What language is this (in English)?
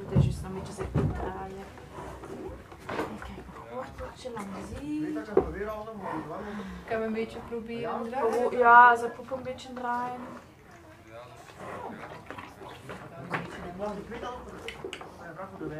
Dutch